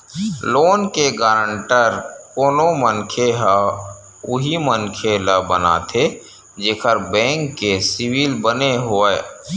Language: Chhattisgarhi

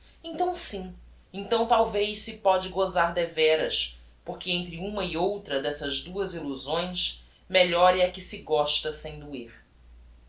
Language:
Portuguese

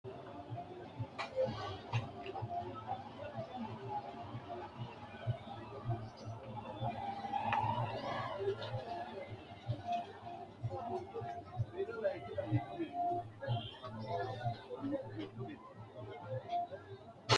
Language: Sidamo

